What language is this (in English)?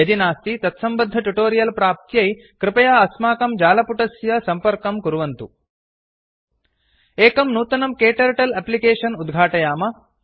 Sanskrit